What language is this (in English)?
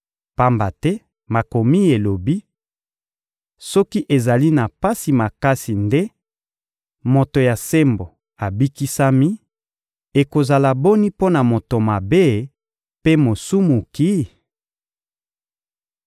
Lingala